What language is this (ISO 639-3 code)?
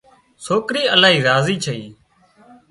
kxp